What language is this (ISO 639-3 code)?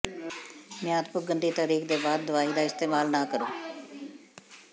pan